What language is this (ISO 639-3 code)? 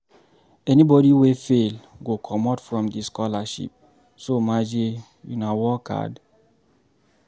pcm